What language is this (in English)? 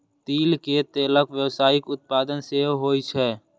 Maithili